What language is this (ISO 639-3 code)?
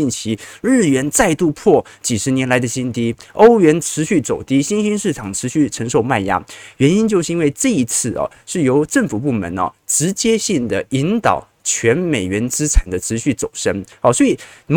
zho